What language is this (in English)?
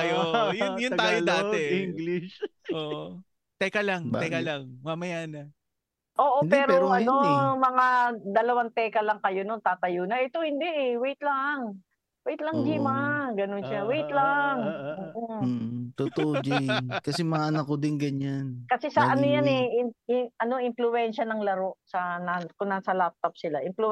Filipino